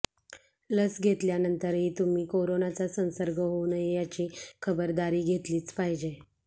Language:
Marathi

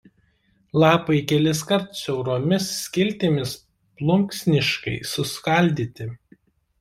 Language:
Lithuanian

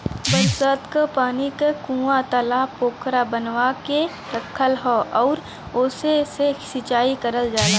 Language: Bhojpuri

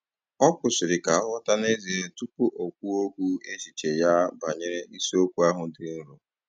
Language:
Igbo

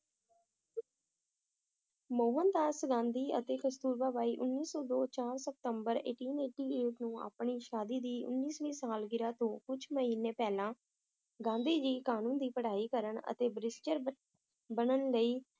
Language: Punjabi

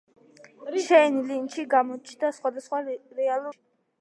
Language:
Georgian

